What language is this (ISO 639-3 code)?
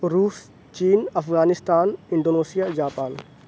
urd